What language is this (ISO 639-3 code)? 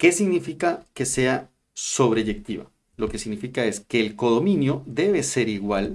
spa